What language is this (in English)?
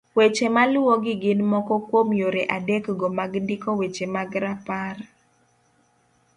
Luo (Kenya and Tanzania)